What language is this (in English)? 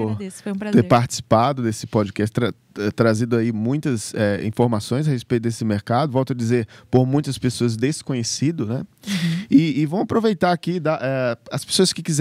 Portuguese